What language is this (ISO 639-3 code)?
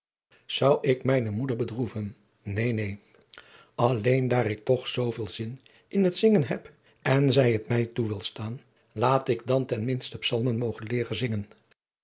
nld